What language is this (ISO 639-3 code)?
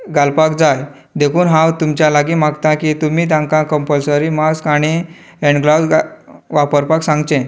kok